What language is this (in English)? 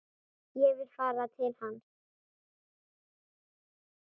Icelandic